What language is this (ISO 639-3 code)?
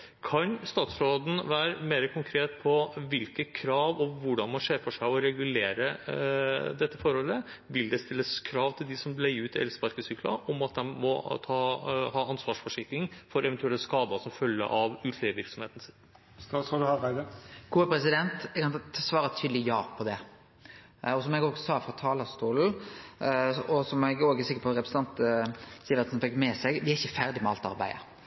nor